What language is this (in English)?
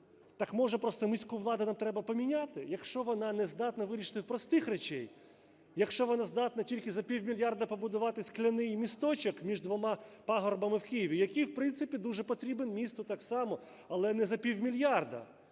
Ukrainian